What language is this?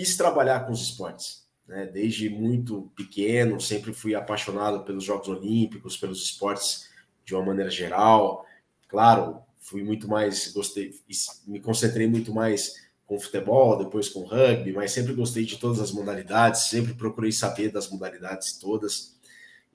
Portuguese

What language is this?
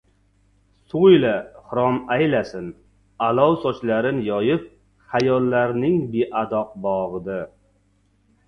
Uzbek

